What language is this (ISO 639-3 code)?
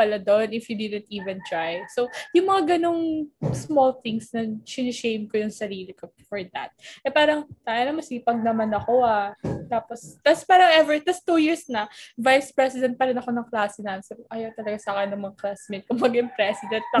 fil